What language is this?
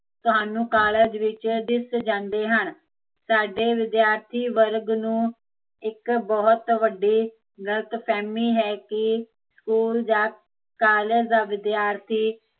Punjabi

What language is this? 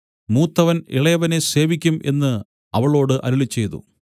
Malayalam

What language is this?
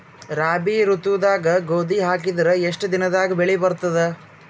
Kannada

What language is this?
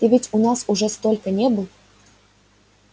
Russian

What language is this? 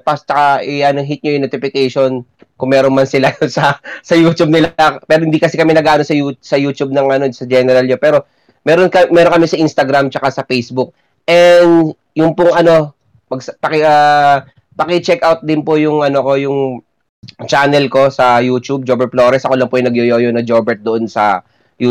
Filipino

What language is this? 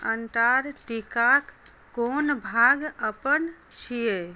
Maithili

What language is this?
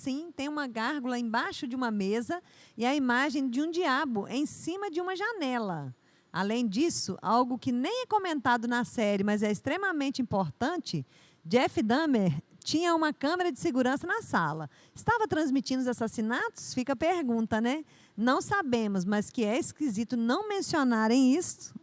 Portuguese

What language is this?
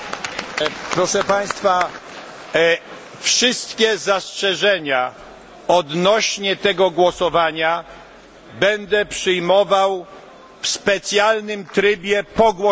Polish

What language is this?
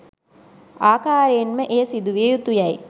Sinhala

